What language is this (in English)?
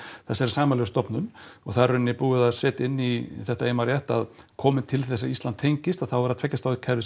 Icelandic